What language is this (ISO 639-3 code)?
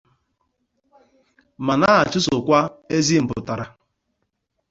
ibo